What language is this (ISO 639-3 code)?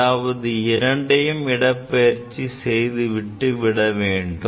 tam